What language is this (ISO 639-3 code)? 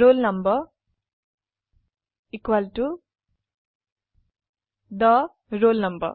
asm